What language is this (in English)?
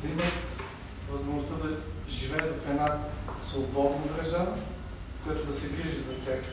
Bulgarian